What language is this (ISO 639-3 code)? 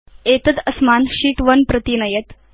san